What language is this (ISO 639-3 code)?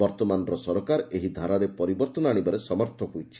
ori